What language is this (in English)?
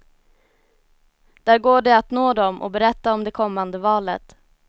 Swedish